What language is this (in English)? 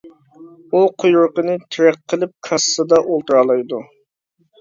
Uyghur